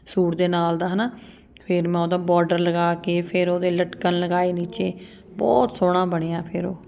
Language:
Punjabi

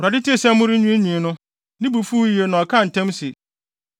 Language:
Akan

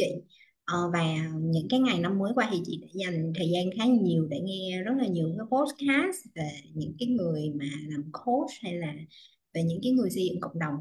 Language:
Vietnamese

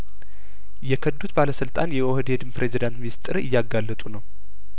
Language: Amharic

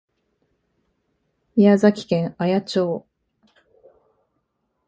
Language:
Japanese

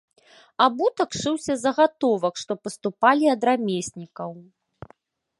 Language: Belarusian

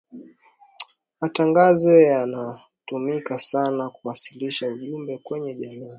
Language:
Swahili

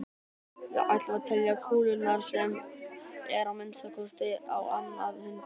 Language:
Icelandic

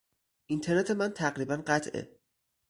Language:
Persian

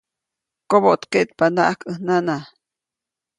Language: Copainalá Zoque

